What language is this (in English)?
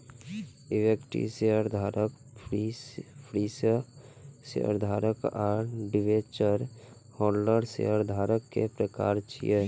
Maithili